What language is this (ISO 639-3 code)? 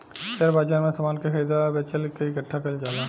bho